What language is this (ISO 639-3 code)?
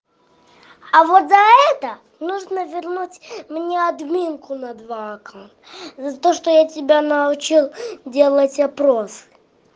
rus